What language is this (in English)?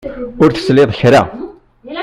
Kabyle